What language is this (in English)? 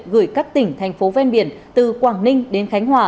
Vietnamese